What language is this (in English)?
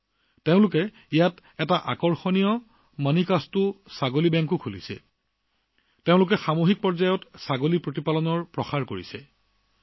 Assamese